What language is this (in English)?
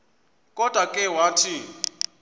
Xhosa